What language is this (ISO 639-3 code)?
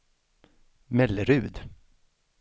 swe